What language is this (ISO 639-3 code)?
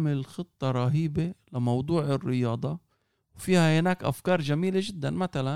ara